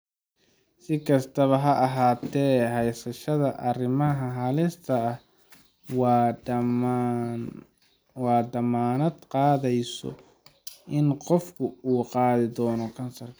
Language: Somali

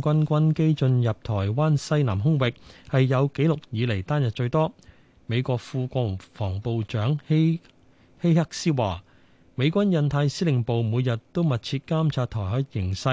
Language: Chinese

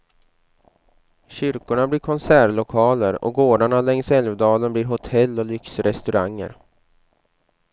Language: Swedish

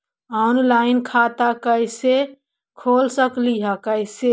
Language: Magahi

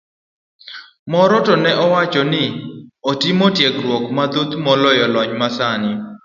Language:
Luo (Kenya and Tanzania)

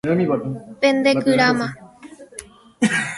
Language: Guarani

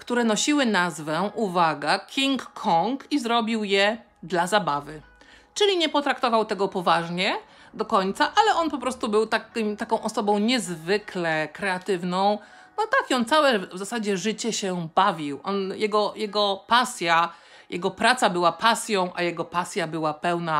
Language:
Polish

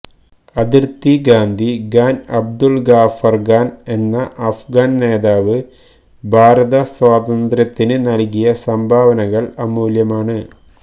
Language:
Malayalam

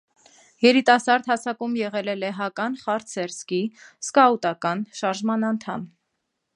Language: Armenian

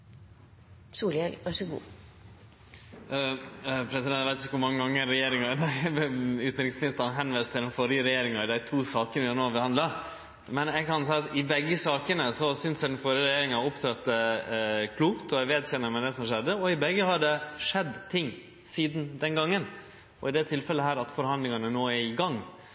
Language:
Norwegian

